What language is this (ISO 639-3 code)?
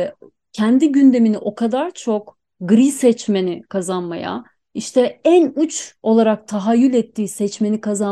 tur